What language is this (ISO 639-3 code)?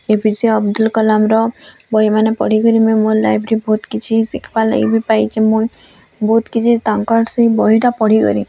ori